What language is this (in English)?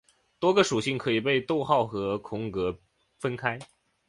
Chinese